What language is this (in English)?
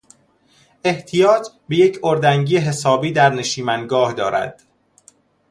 Persian